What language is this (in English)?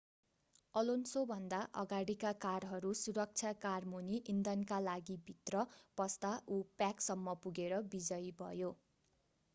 Nepali